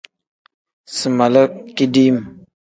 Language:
Tem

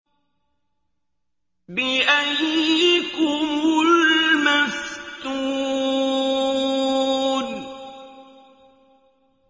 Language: Arabic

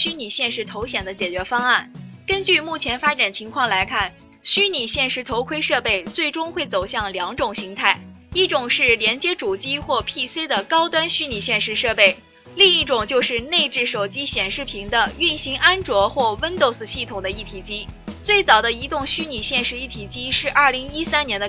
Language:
Chinese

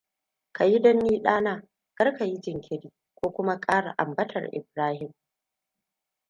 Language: Hausa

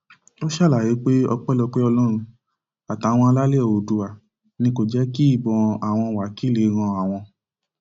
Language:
Yoruba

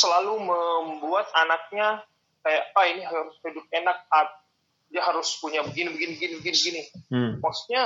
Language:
Indonesian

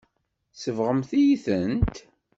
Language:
Kabyle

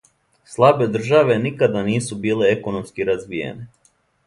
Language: Serbian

